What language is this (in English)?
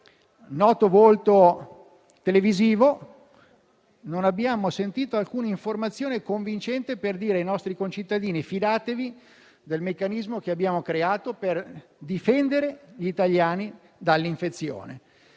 Italian